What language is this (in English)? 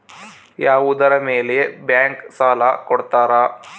Kannada